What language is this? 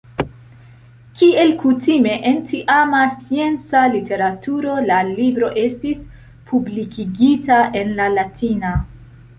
Esperanto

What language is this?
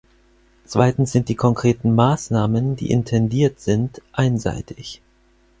German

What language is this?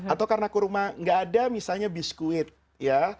Indonesian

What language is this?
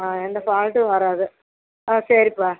Tamil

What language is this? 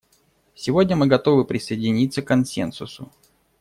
Russian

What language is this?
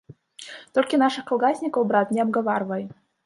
Belarusian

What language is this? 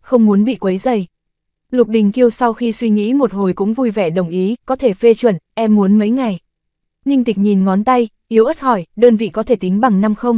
Vietnamese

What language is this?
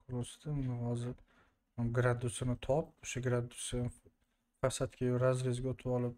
Turkish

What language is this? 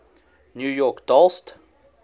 English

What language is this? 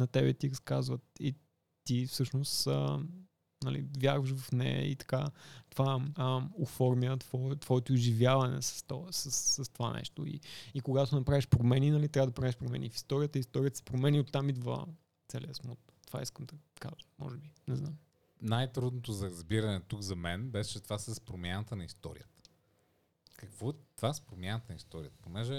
Bulgarian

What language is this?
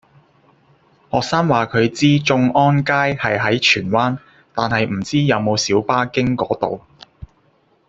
Cantonese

